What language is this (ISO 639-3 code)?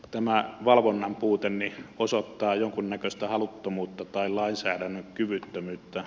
fin